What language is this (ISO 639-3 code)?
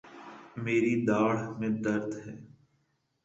urd